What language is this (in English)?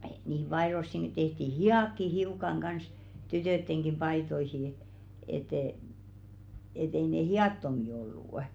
Finnish